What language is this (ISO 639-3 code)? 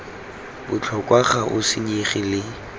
tsn